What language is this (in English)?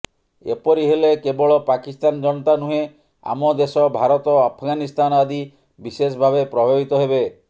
Odia